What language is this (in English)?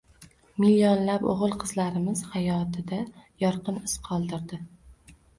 Uzbek